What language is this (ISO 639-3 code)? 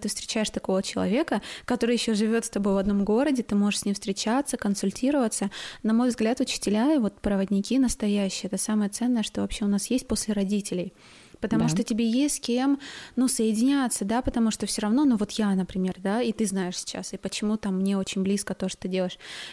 rus